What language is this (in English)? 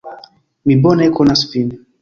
Esperanto